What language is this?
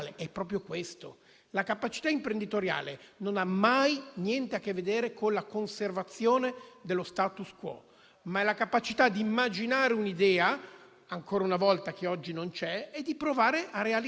Italian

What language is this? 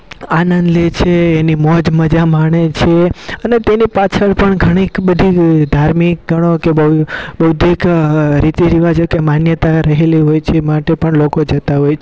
Gujarati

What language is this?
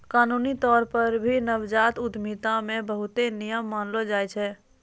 Maithili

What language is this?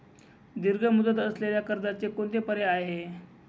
Marathi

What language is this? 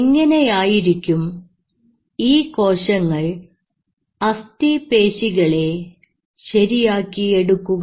Malayalam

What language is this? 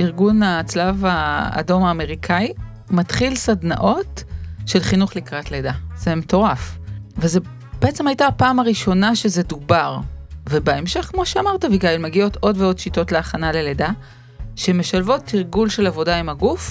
Hebrew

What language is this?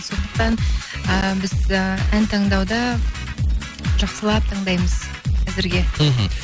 Kazakh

